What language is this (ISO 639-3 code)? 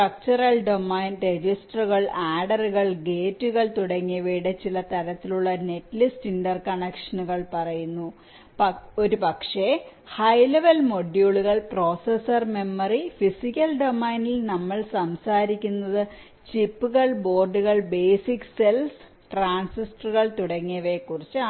mal